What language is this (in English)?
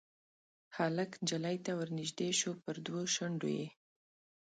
Pashto